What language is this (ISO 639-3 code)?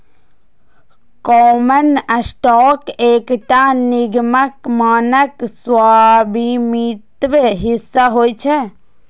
mai